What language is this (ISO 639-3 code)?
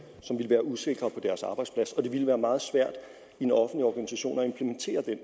dan